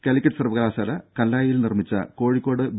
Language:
Malayalam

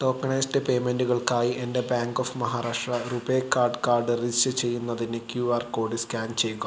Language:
Malayalam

